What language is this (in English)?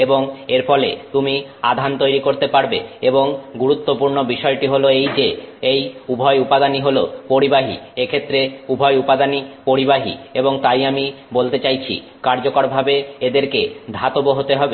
Bangla